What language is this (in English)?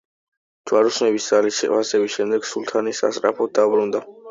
Georgian